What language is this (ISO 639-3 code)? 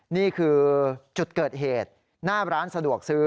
tha